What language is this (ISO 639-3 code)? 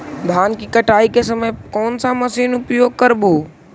mag